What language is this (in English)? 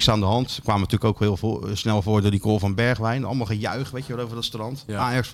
Dutch